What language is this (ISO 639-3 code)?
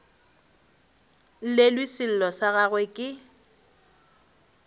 nso